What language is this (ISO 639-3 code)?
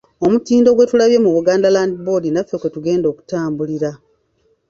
lug